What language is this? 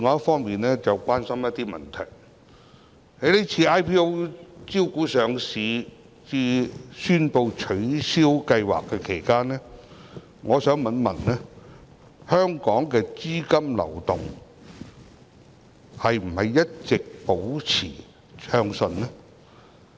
Cantonese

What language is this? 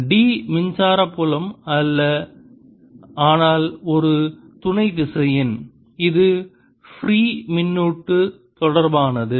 Tamil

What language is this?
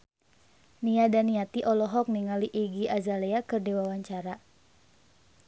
Sundanese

